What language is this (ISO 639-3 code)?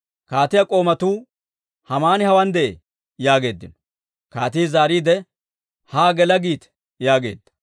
dwr